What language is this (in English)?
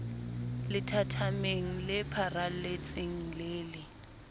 Southern Sotho